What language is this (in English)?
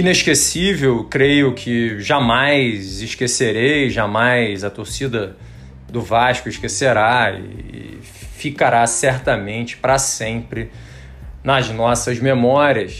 Portuguese